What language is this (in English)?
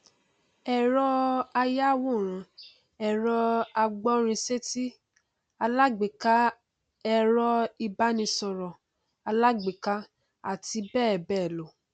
Yoruba